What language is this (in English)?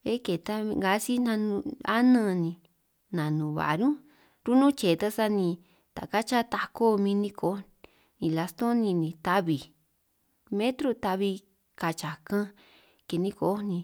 San Martín Itunyoso Triqui